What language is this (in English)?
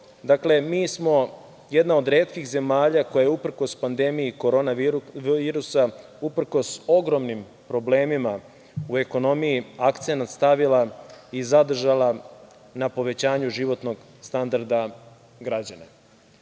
Serbian